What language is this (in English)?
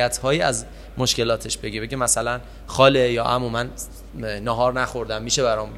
Persian